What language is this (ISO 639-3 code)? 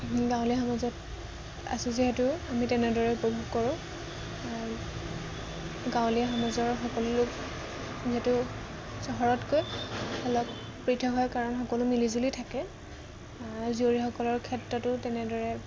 asm